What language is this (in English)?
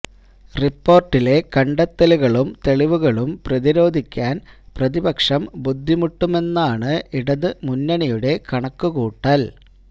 Malayalam